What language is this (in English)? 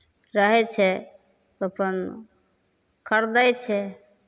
Maithili